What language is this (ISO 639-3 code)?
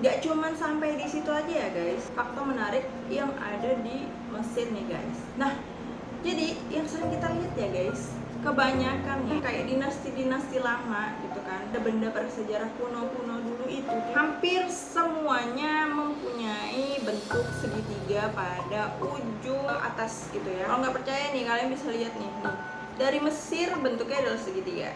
ind